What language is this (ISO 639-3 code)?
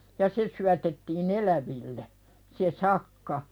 fin